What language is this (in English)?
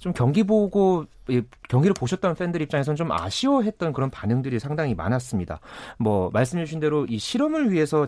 Korean